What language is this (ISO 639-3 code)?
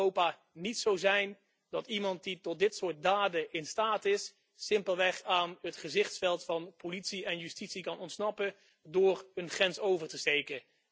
nld